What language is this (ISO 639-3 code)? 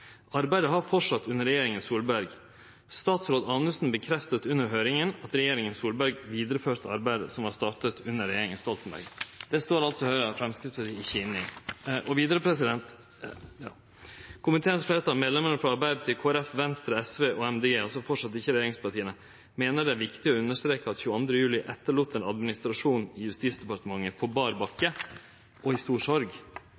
nno